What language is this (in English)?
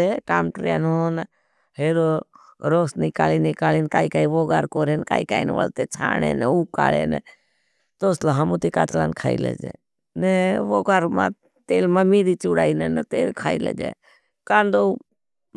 Bhili